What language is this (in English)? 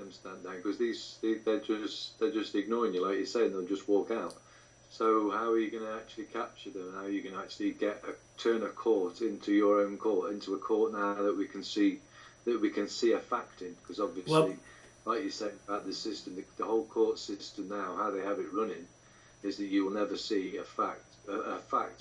English